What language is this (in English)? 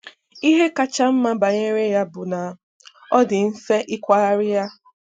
Igbo